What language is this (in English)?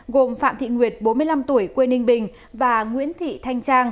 Vietnamese